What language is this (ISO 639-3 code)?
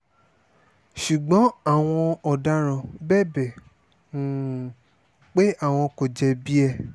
yor